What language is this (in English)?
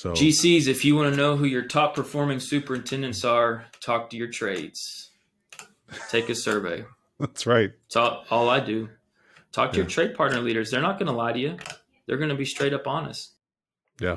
English